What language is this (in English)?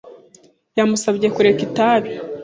Kinyarwanda